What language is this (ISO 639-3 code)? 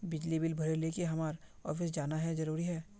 mag